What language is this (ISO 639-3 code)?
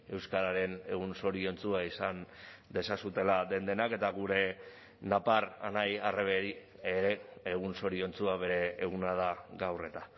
eus